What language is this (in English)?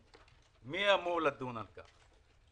Hebrew